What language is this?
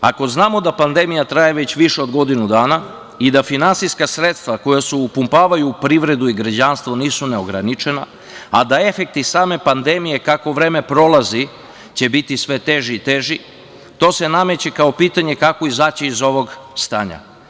Serbian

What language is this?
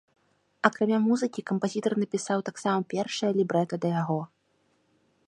Belarusian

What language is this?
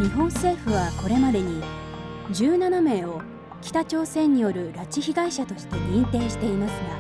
Japanese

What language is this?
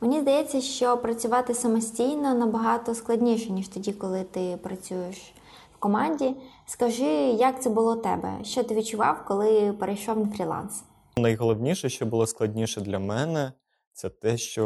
Ukrainian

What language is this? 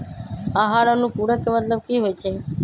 Magahi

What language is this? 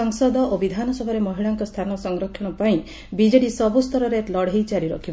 Odia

